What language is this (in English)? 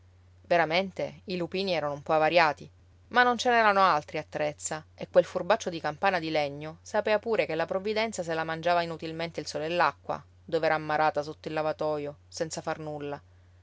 Italian